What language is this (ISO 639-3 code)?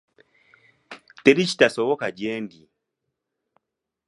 lug